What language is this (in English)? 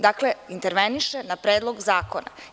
Serbian